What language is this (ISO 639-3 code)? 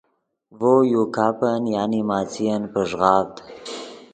ydg